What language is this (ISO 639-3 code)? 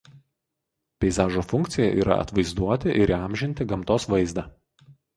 lit